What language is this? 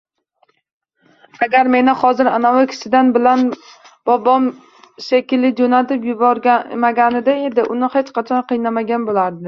Uzbek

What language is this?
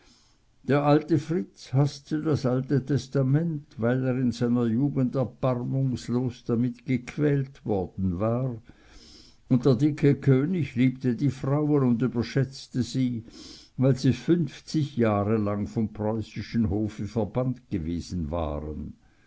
German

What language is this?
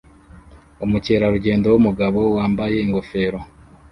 Kinyarwanda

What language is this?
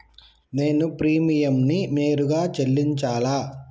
Telugu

